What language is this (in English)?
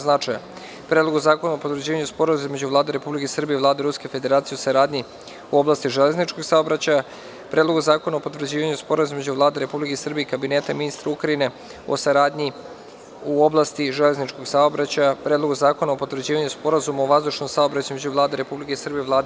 Serbian